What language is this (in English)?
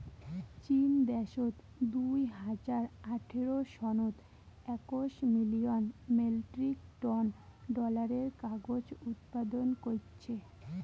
Bangla